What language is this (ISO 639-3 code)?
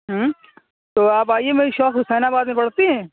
urd